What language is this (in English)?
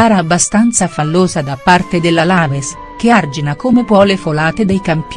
Italian